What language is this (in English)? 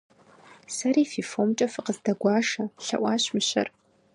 Kabardian